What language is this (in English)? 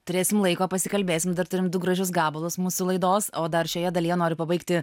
Lithuanian